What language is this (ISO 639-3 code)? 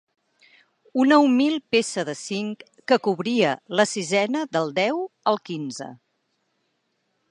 cat